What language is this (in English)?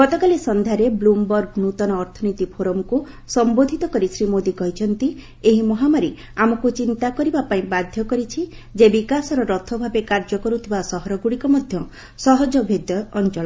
Odia